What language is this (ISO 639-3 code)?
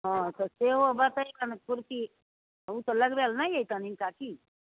mai